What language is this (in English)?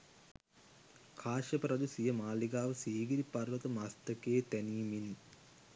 Sinhala